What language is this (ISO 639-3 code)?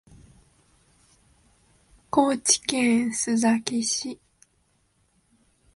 jpn